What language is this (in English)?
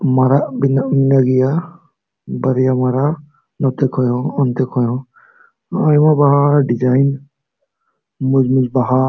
Santali